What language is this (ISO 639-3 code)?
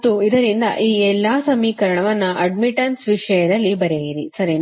kan